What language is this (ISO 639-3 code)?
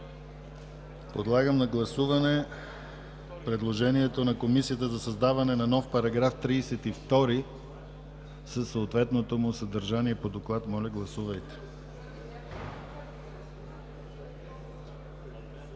bul